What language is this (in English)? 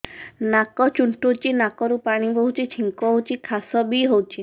Odia